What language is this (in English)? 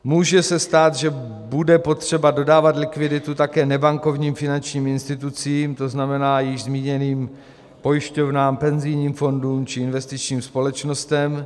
Czech